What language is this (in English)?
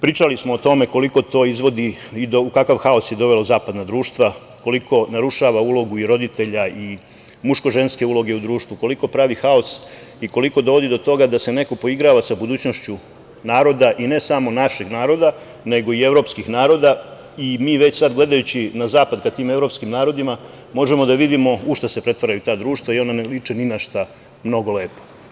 Serbian